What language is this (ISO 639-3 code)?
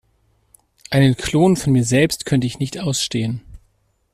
deu